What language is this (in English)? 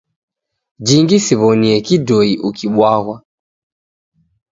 Taita